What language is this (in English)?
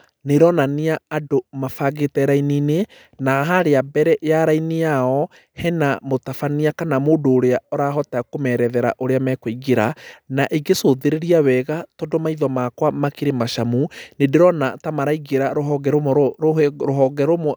Kikuyu